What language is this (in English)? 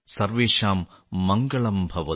Malayalam